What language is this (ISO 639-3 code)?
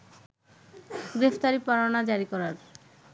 ben